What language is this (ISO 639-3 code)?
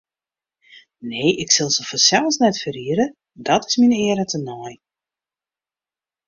fry